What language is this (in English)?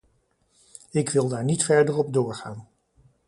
Dutch